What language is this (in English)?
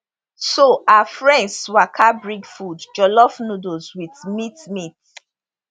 Nigerian Pidgin